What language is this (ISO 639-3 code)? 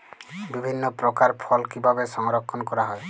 ben